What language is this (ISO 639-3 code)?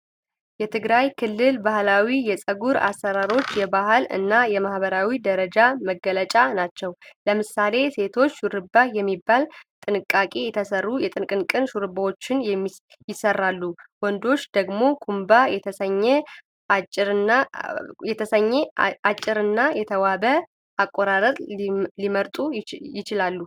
amh